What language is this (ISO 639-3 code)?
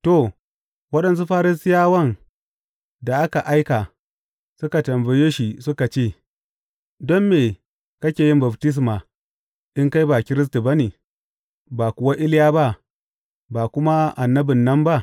hau